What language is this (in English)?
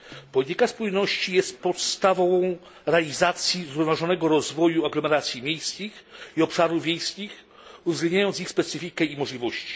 Polish